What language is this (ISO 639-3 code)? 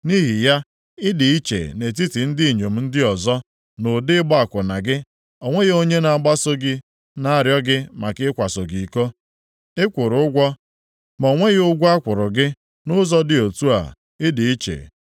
ibo